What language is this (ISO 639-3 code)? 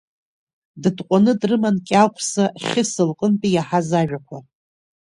abk